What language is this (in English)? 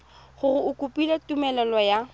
Tswana